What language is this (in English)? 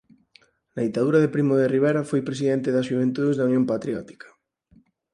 Galician